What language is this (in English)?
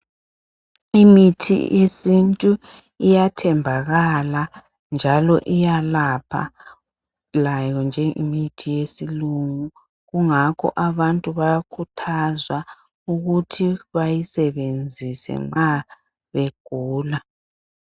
North Ndebele